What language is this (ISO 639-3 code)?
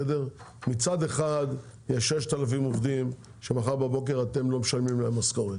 heb